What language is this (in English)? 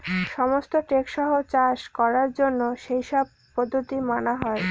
Bangla